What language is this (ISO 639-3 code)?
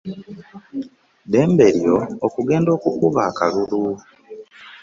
lug